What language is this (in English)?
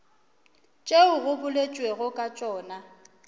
Northern Sotho